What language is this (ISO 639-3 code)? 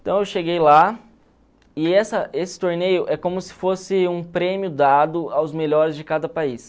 por